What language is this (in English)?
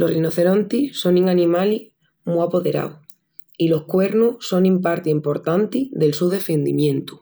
Extremaduran